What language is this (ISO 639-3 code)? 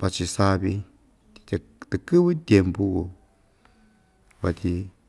vmj